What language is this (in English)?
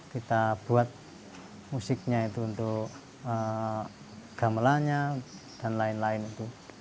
Indonesian